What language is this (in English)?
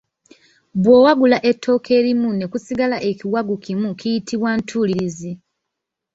Ganda